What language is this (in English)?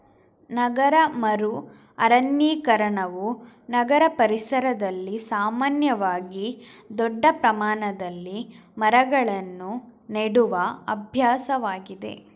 Kannada